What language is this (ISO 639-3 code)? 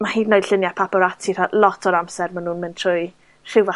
cym